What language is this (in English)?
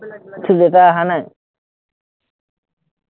Assamese